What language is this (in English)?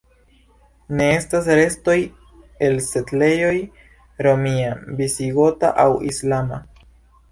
Esperanto